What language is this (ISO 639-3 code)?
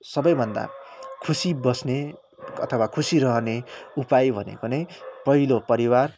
nep